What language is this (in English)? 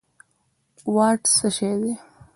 Pashto